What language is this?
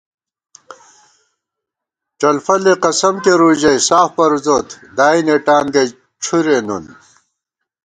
Gawar-Bati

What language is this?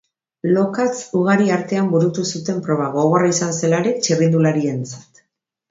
Basque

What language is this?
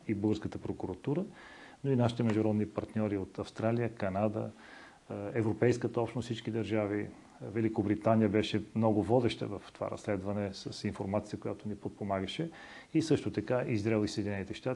Bulgarian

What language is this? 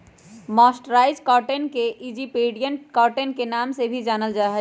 Magahi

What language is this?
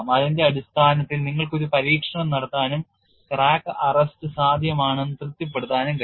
Malayalam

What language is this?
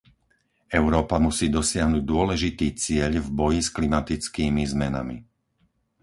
Slovak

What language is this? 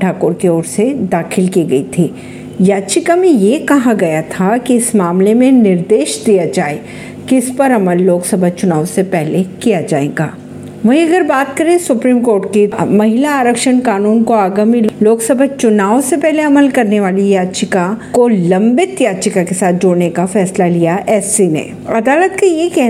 Hindi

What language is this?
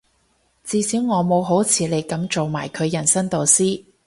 Cantonese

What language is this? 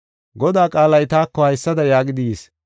Gofa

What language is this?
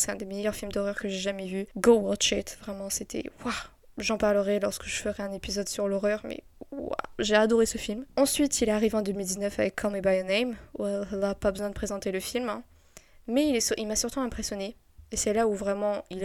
French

